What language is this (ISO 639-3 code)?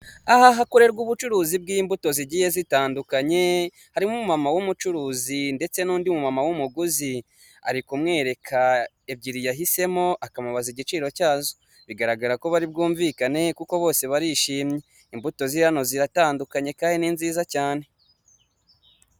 kin